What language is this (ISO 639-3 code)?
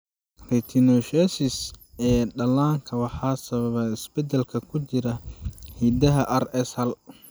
som